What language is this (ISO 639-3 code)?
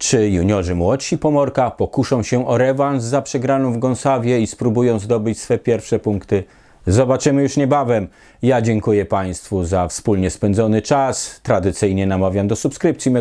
pol